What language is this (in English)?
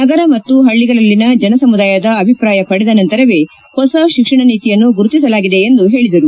Kannada